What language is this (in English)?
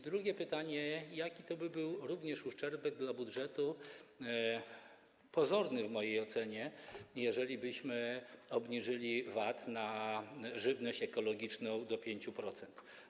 Polish